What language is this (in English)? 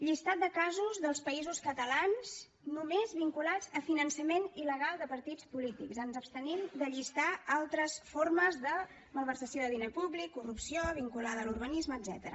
Catalan